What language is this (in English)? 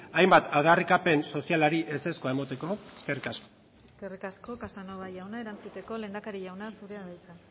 Basque